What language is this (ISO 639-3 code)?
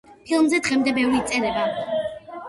kat